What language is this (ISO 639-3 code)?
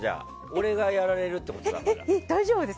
jpn